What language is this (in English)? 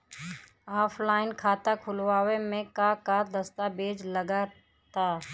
Bhojpuri